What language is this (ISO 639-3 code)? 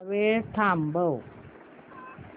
mar